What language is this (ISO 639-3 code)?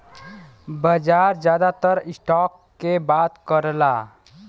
bho